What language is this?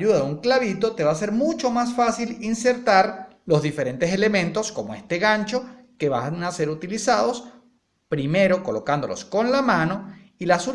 Spanish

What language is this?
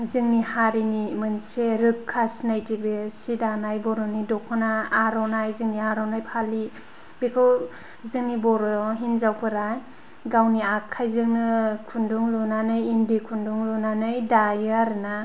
Bodo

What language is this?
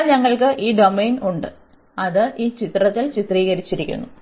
Malayalam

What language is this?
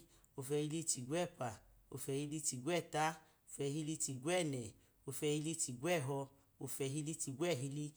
Idoma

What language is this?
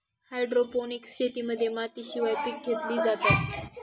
Marathi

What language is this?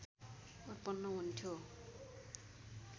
Nepali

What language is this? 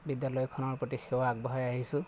Assamese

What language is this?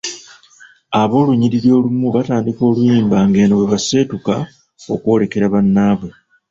Ganda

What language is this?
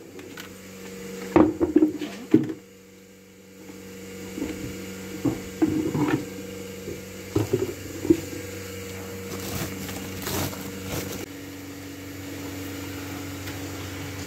Turkish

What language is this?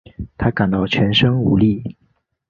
Chinese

